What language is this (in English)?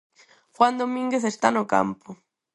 Galician